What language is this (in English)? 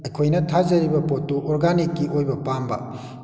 Manipuri